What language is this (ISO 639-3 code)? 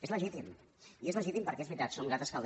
cat